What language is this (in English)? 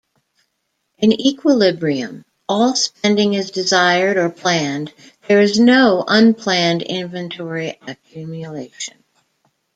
English